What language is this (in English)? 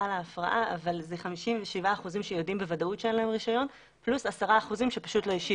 Hebrew